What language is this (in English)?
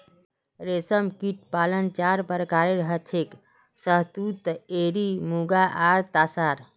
Magahi